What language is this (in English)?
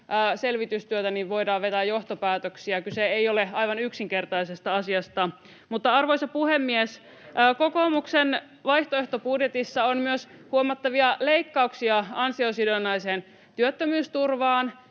Finnish